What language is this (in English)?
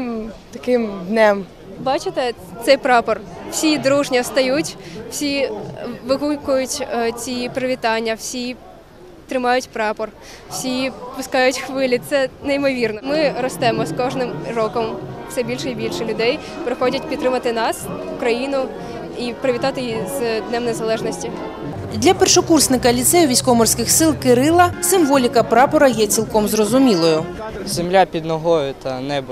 Ukrainian